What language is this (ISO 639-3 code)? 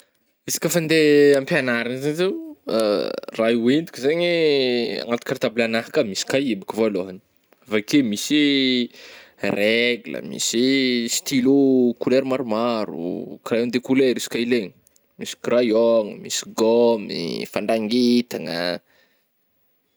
bmm